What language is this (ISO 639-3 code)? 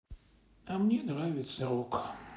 rus